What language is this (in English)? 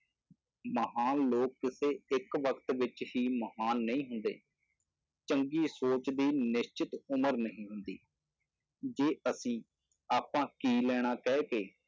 Punjabi